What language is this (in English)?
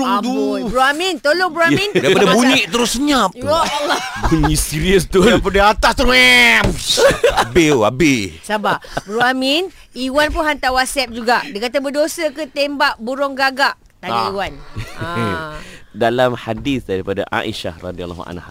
Malay